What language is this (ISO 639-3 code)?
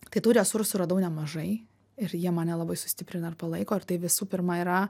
lit